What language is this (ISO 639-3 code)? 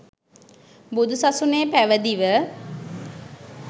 sin